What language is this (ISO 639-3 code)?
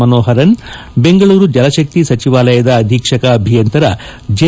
kan